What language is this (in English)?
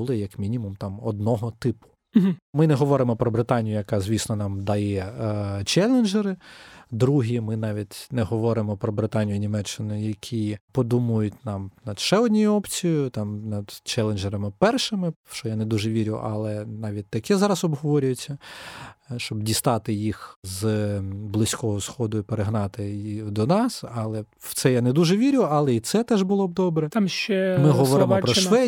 Ukrainian